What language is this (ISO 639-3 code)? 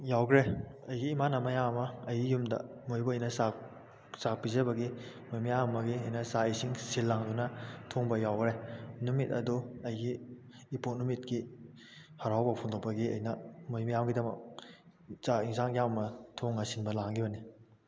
mni